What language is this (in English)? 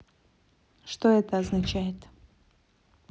Russian